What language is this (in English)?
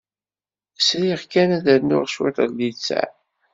Kabyle